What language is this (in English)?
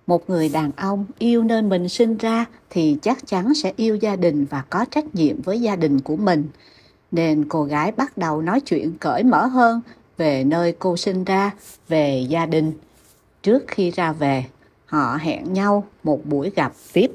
Vietnamese